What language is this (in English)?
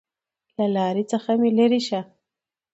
Pashto